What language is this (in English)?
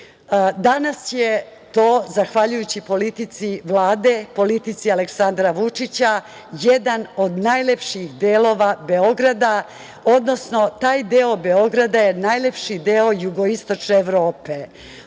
Serbian